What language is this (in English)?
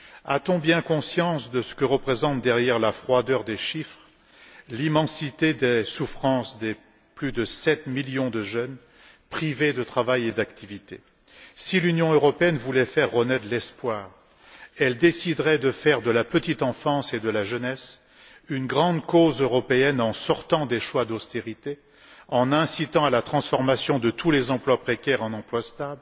French